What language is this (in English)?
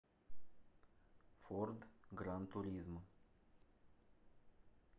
Russian